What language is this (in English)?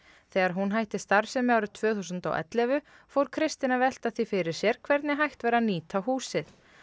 Icelandic